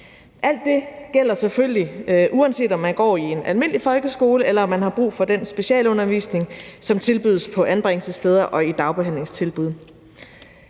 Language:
Danish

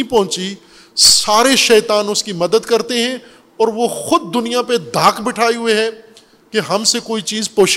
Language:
Urdu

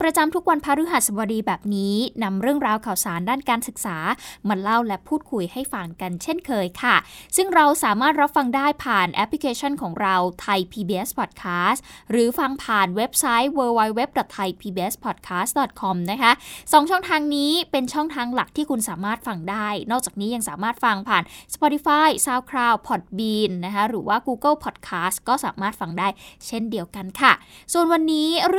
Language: Thai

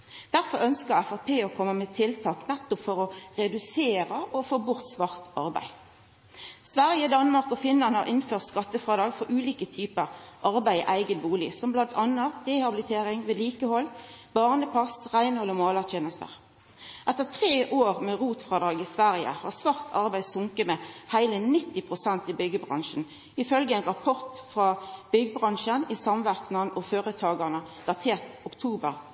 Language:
Norwegian Nynorsk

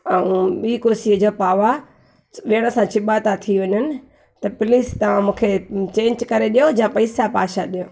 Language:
Sindhi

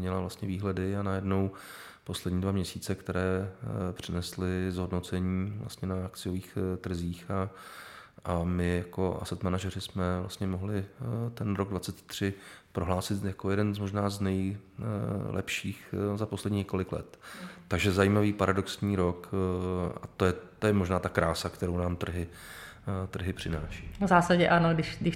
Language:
Czech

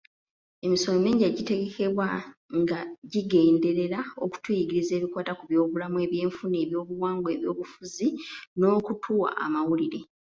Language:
Ganda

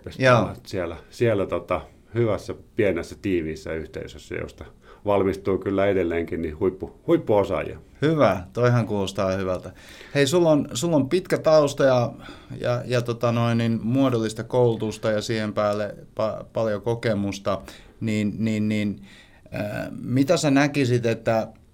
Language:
Finnish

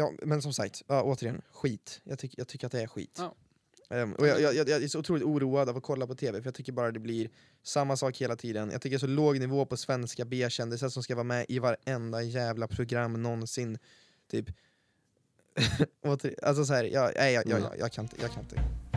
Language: Swedish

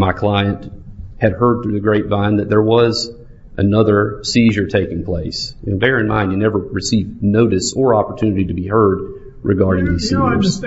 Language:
English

